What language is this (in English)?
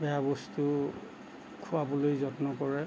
Assamese